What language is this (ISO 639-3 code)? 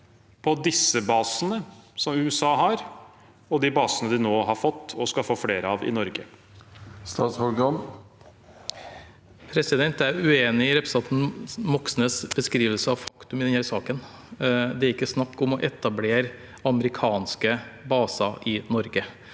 nor